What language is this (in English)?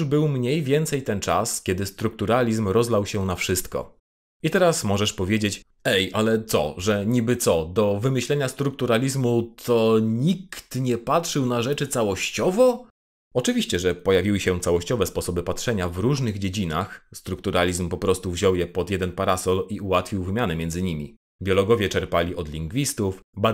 Polish